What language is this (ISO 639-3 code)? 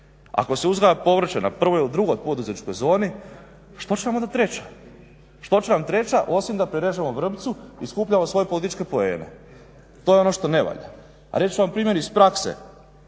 hrv